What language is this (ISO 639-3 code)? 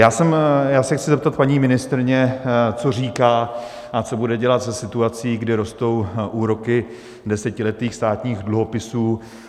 ces